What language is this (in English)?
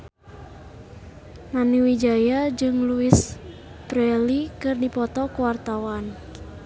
Sundanese